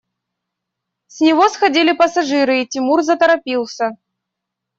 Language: Russian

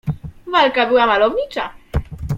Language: Polish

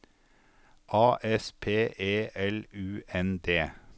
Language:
Norwegian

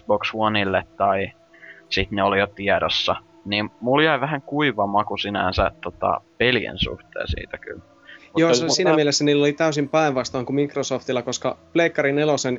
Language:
Finnish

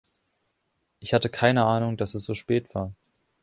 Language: German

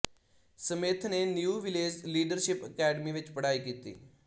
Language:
Punjabi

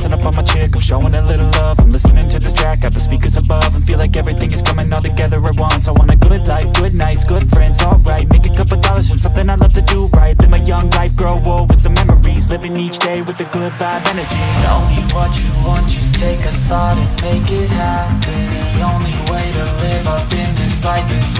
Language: English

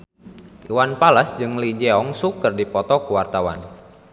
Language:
Sundanese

